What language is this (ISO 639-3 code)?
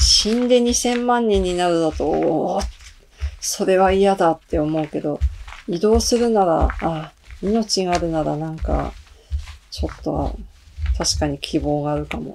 jpn